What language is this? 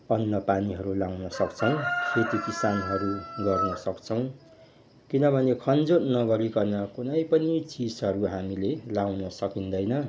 Nepali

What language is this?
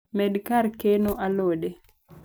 Luo (Kenya and Tanzania)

